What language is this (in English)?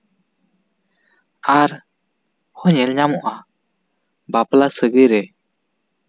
Santali